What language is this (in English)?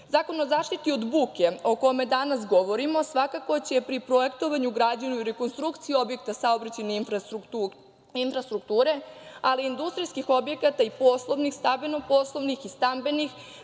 Serbian